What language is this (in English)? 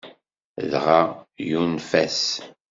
Kabyle